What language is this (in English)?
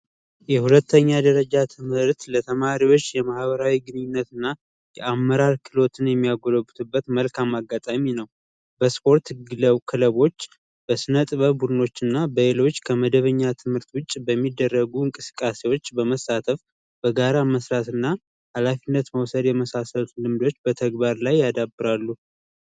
Amharic